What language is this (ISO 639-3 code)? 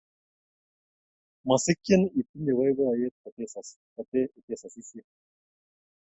kln